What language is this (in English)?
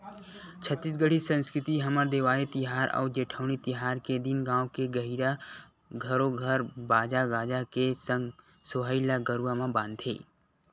Chhattisgarhi